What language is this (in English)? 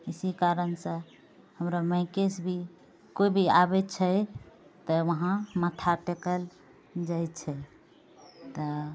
Maithili